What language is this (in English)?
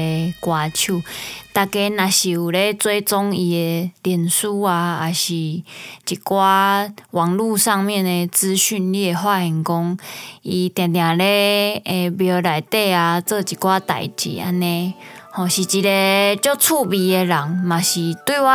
Chinese